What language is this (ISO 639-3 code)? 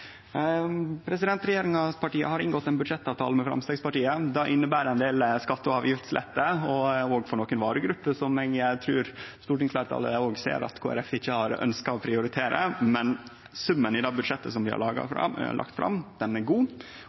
nno